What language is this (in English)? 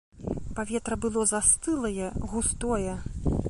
Belarusian